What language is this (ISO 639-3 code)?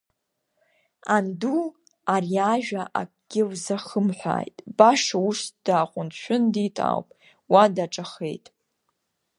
abk